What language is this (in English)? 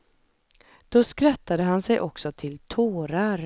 Swedish